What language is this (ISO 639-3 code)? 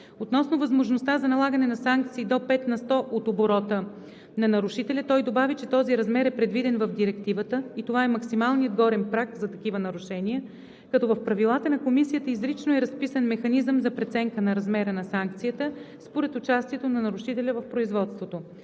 bul